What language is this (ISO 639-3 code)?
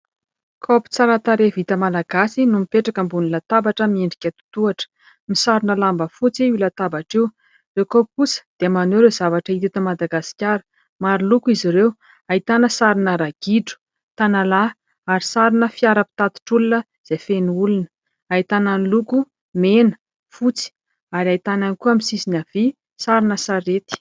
mlg